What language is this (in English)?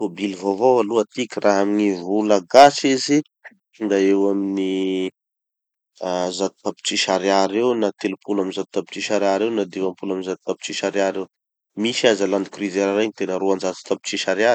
Tanosy Malagasy